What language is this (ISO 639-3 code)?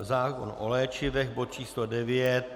ces